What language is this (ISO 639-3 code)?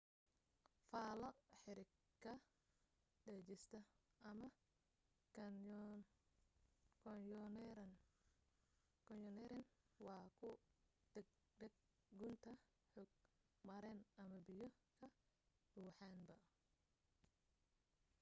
som